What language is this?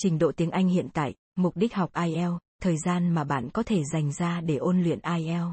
Vietnamese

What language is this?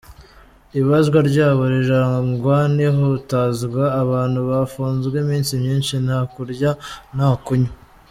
Kinyarwanda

